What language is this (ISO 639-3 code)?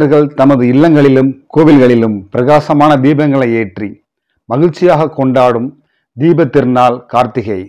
ara